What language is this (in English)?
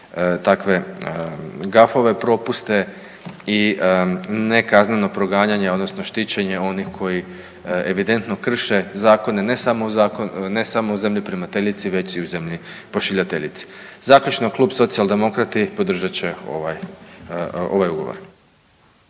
Croatian